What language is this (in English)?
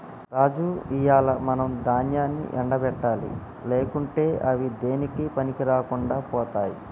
Telugu